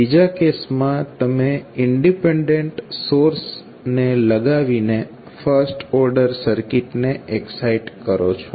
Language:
Gujarati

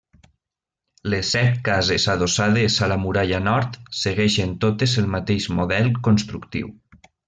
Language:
Catalan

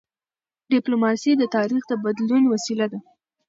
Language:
Pashto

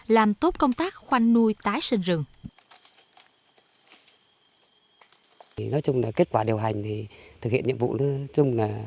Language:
Vietnamese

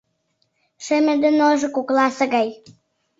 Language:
Mari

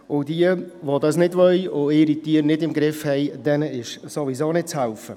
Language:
Swiss German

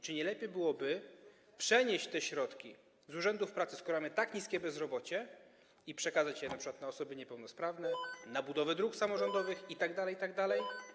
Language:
Polish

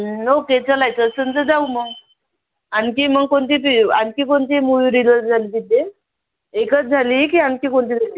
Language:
Marathi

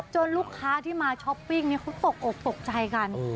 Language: Thai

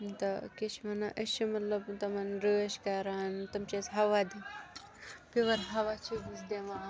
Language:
Kashmiri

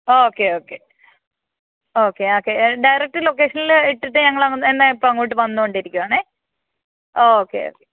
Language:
Malayalam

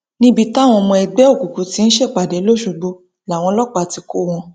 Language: Yoruba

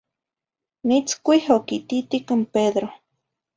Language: Zacatlán-Ahuacatlán-Tepetzintla Nahuatl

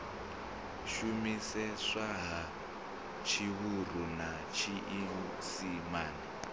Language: Venda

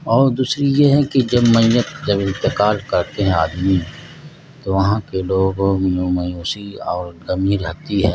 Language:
Urdu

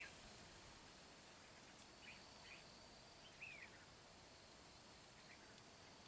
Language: Vietnamese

